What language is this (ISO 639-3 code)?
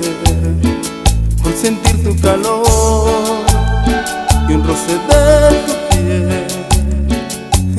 spa